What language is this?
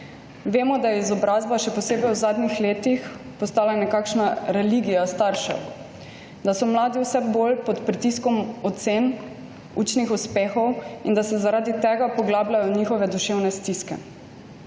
Slovenian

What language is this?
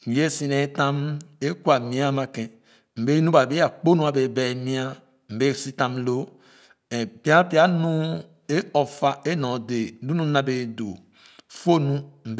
Khana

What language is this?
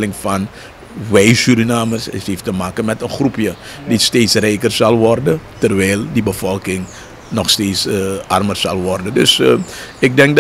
Dutch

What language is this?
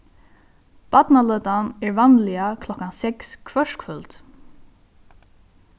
Faroese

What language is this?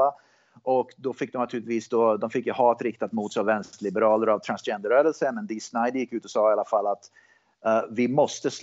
Swedish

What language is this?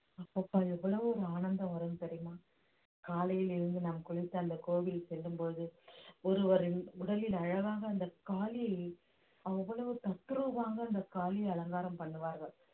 Tamil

